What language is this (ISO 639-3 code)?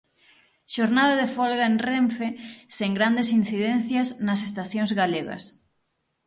glg